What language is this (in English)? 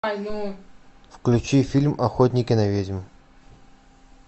Russian